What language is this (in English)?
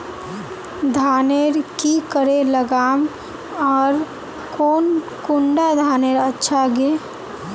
Magahi